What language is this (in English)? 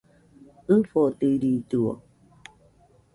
Nüpode Huitoto